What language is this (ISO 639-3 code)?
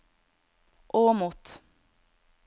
nor